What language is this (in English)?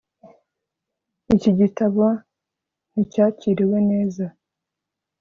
Kinyarwanda